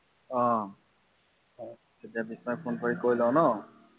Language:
Assamese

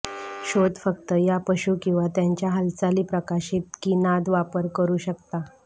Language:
Marathi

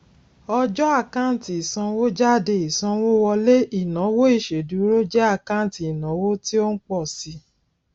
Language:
Yoruba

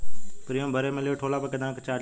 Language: Bhojpuri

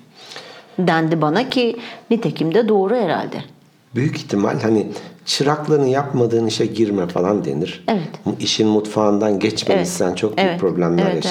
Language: Turkish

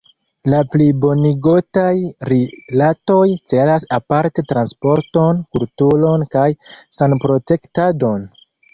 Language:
Esperanto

